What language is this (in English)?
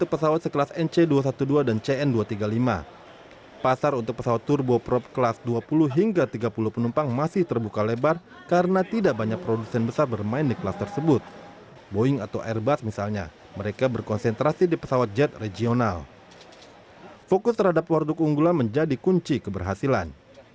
Indonesian